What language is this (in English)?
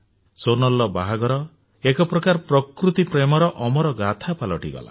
Odia